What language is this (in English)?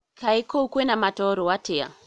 Kikuyu